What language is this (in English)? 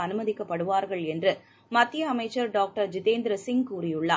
Tamil